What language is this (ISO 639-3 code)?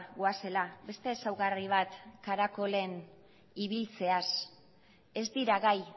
eus